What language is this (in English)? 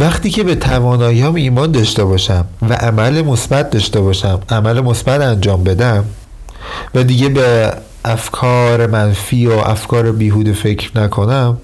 Persian